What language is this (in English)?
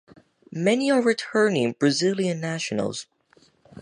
English